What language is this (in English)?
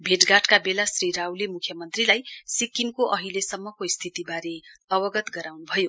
Nepali